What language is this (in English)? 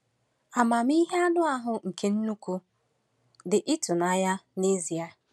Igbo